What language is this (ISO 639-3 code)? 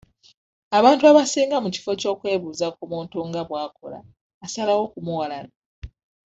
lug